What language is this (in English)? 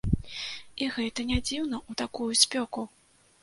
Belarusian